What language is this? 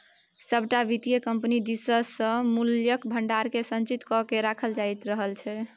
Maithili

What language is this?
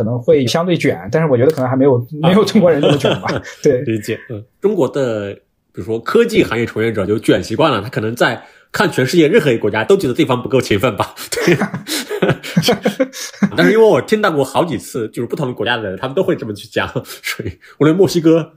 Chinese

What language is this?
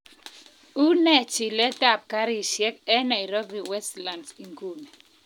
Kalenjin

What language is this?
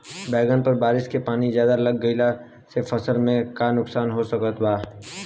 Bhojpuri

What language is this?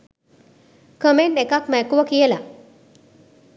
Sinhala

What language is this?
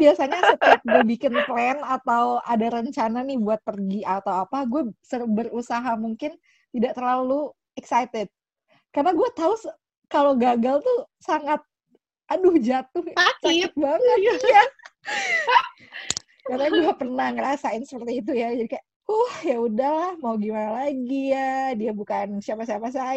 Indonesian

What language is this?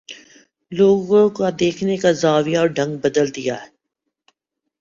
Urdu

